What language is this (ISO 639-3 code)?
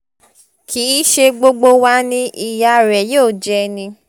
yor